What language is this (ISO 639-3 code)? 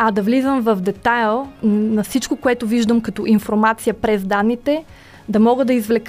bul